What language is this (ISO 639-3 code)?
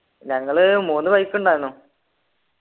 mal